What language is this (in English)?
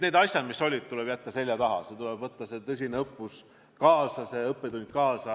Estonian